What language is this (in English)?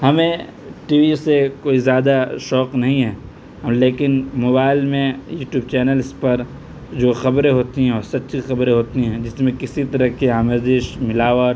Urdu